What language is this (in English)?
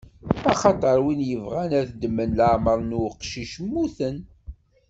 Kabyle